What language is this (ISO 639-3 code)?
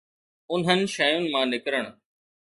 snd